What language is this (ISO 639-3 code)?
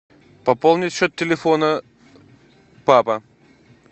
rus